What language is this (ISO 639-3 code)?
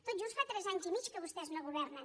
cat